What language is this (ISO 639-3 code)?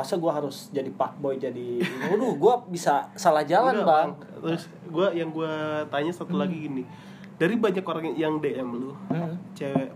ind